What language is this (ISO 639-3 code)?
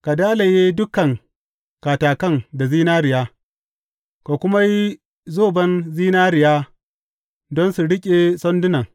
hau